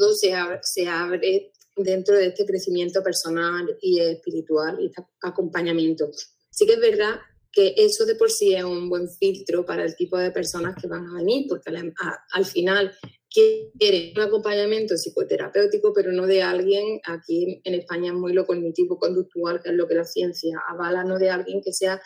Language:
Spanish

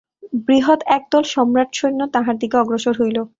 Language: Bangla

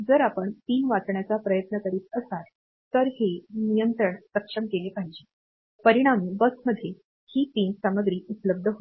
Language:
Marathi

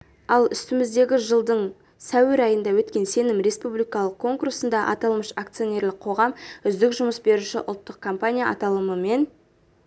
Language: Kazakh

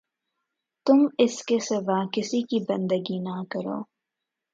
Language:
Urdu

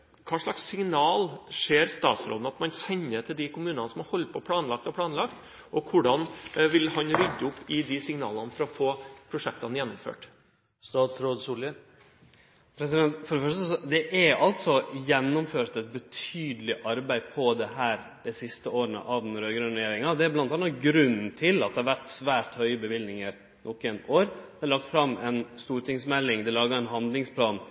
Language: Norwegian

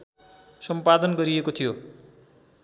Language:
Nepali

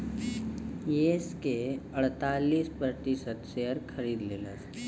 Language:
Bhojpuri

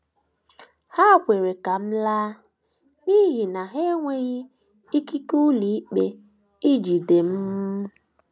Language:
Igbo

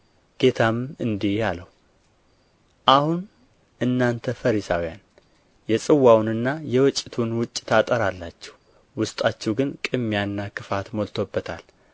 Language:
Amharic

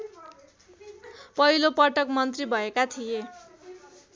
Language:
Nepali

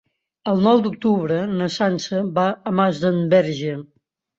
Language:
Catalan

